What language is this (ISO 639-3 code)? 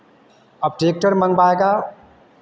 hin